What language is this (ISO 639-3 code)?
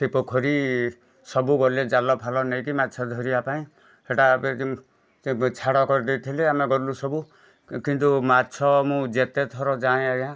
ori